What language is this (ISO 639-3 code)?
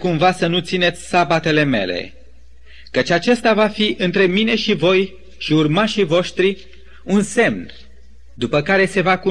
ron